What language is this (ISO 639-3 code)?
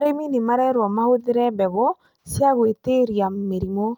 kik